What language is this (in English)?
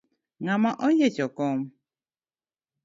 Luo (Kenya and Tanzania)